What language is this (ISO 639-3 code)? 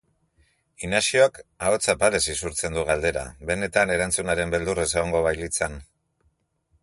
eus